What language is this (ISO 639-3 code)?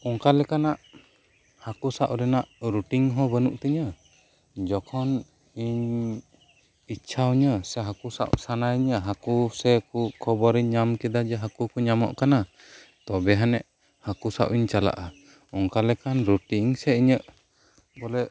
sat